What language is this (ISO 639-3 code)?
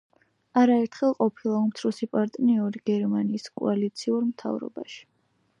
kat